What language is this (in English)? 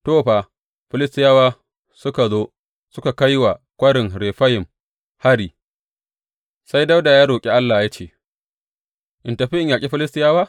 Hausa